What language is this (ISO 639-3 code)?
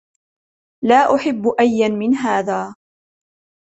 ara